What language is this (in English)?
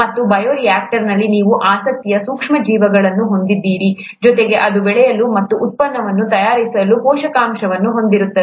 Kannada